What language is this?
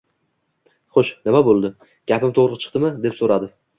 Uzbek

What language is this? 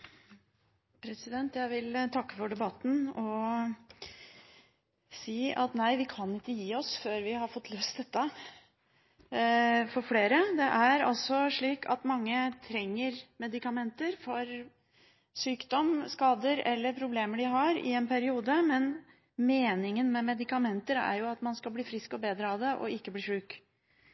Norwegian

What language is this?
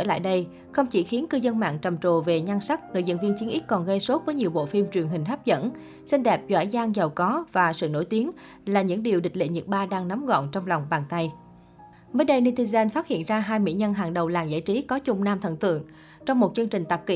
Vietnamese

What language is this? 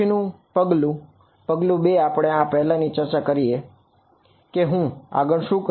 Gujarati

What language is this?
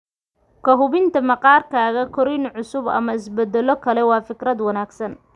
Somali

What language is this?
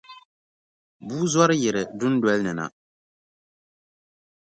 Dagbani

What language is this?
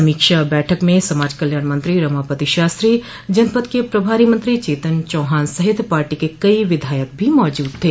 Hindi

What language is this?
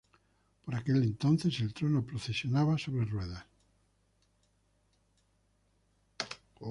Spanish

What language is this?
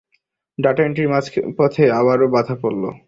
Bangla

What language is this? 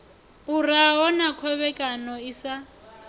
Venda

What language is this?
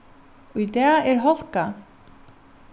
Faroese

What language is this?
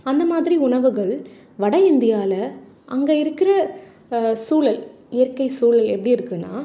Tamil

